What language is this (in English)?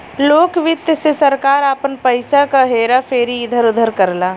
Bhojpuri